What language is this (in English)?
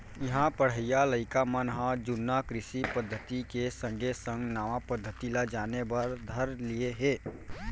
Chhattisgarhi